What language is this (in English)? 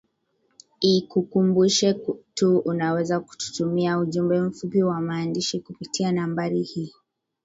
Swahili